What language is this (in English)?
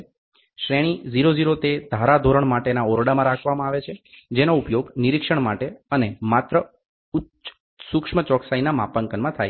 Gujarati